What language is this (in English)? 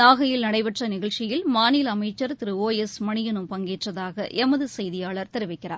Tamil